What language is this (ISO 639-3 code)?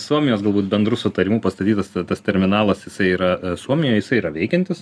lit